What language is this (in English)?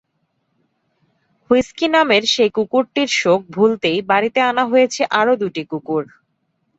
Bangla